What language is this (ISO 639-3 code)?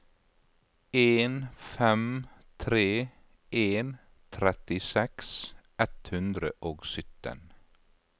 nor